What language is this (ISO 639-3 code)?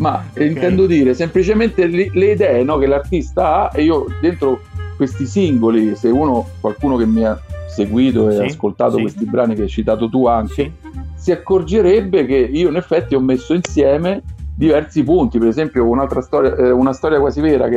ita